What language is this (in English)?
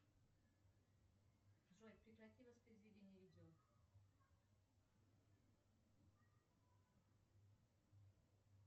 Russian